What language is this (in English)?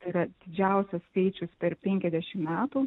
Lithuanian